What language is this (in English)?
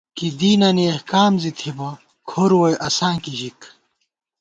Gawar-Bati